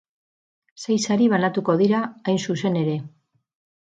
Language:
Basque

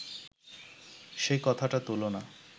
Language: Bangla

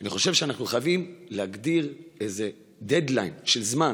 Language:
Hebrew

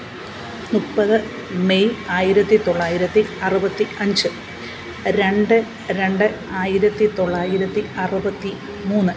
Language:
Malayalam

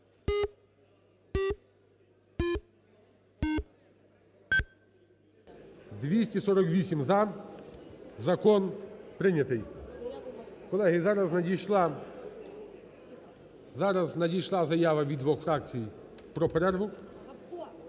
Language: Ukrainian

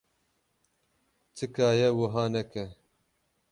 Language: Kurdish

